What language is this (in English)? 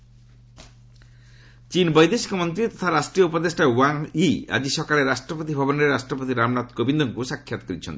Odia